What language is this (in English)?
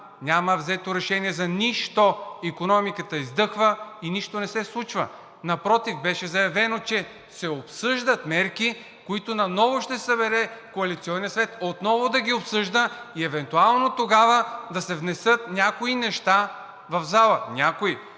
Bulgarian